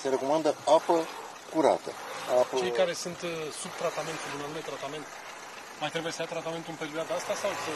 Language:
Romanian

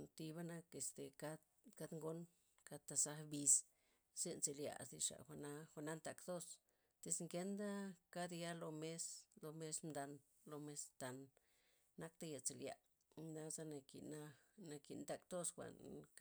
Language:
Loxicha Zapotec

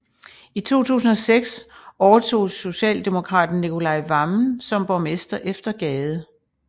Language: Danish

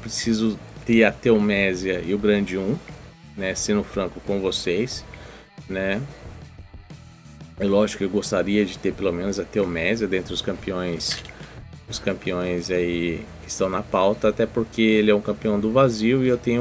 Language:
Portuguese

